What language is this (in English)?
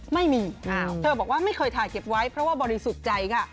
Thai